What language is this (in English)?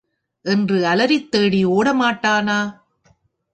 Tamil